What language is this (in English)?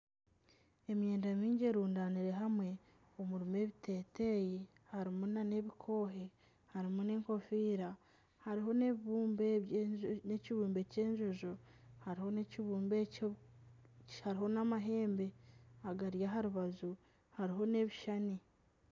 Nyankole